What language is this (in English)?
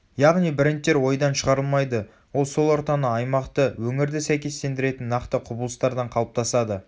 Kazakh